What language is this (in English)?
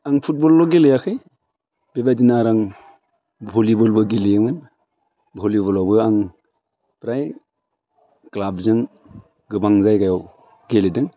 Bodo